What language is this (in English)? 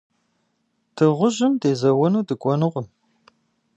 Kabardian